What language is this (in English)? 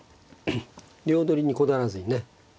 Japanese